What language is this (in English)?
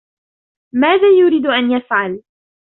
Arabic